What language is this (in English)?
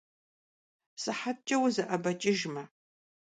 Kabardian